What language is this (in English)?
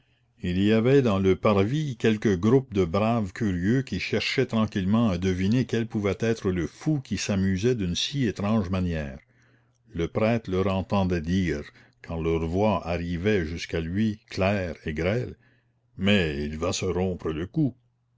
French